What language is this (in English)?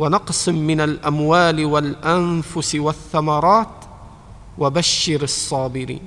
Arabic